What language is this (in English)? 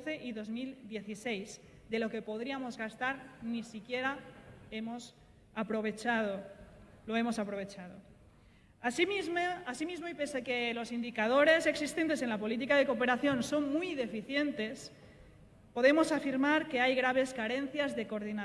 Spanish